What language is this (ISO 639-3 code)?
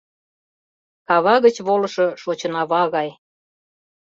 chm